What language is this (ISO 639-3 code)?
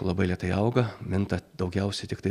lit